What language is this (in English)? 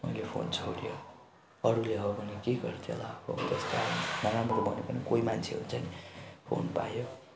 Nepali